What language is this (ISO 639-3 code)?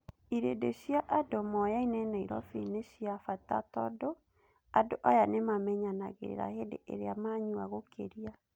kik